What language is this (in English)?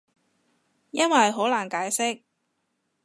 Cantonese